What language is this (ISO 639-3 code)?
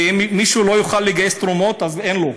heb